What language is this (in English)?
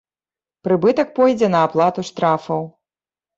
Belarusian